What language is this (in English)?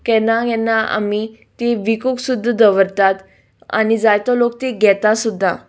Konkani